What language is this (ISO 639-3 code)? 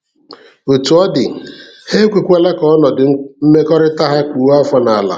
ibo